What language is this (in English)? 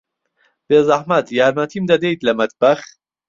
Central Kurdish